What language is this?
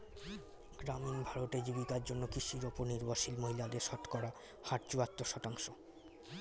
Bangla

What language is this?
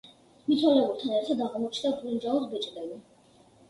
Georgian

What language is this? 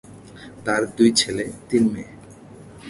Bangla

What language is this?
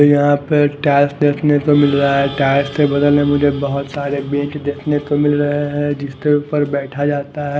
Hindi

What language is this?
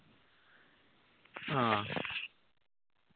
Malayalam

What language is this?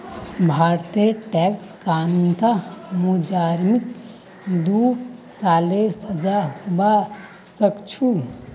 Magahi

